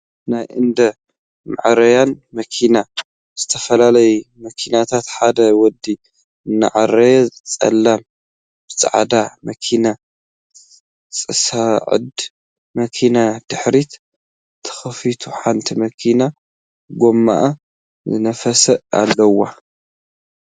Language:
Tigrinya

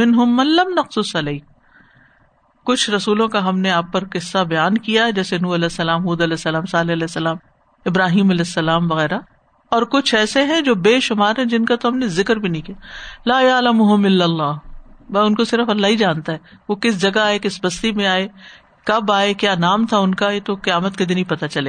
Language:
Urdu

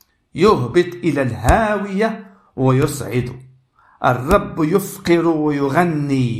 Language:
Arabic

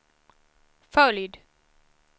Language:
Swedish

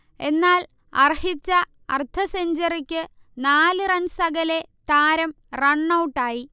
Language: Malayalam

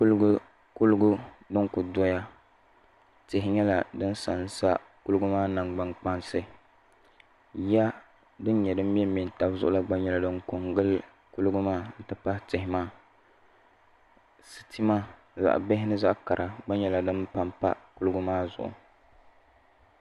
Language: Dagbani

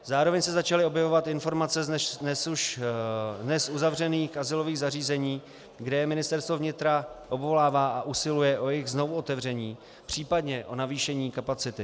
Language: Czech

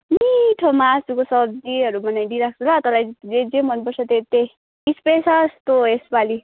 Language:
Nepali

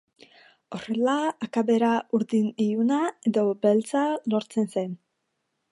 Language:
Basque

